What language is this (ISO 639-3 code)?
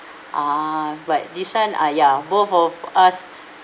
eng